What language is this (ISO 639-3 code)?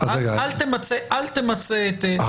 heb